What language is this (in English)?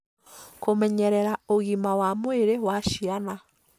Kikuyu